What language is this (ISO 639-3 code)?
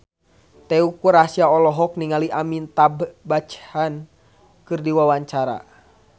sun